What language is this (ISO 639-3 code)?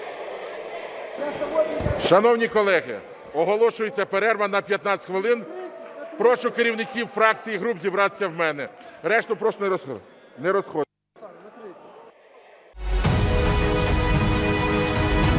ukr